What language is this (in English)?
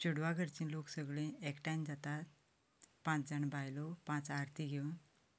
Konkani